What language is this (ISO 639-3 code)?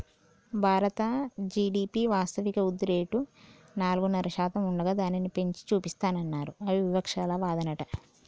tel